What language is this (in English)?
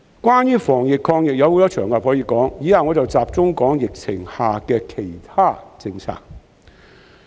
Cantonese